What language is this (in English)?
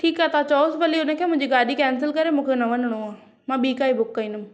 Sindhi